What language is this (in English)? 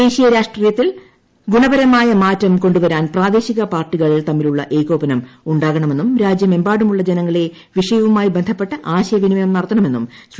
Malayalam